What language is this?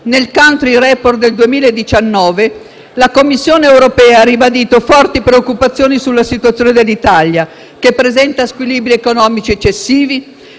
Italian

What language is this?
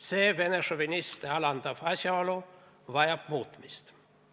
Estonian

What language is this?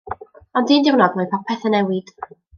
Welsh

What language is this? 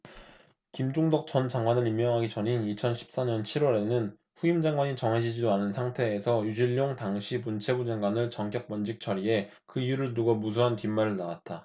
Korean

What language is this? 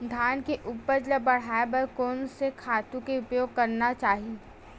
Chhattisgarhi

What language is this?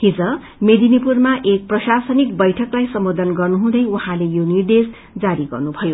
Nepali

